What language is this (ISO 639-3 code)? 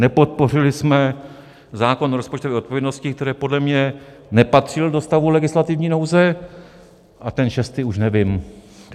ces